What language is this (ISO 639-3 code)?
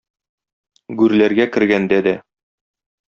tat